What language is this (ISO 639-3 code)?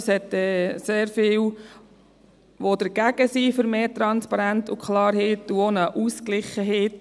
gsw